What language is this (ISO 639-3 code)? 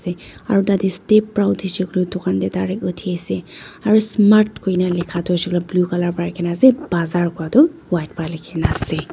nag